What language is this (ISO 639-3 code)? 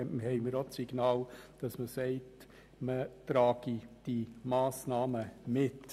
gsw